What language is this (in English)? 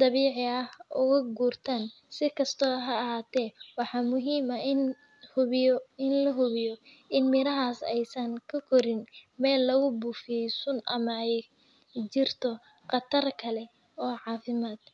Somali